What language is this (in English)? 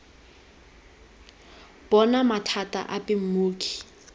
Tswana